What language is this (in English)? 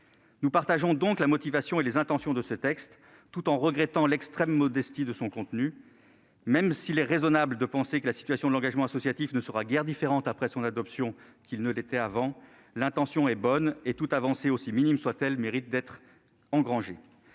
French